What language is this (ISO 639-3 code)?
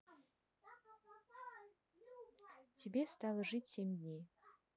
rus